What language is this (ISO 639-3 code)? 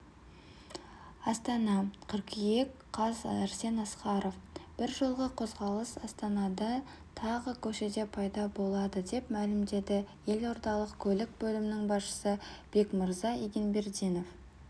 kaz